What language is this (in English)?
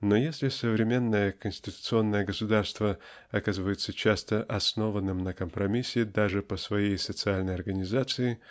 Russian